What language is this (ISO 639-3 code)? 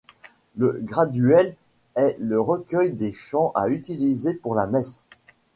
fra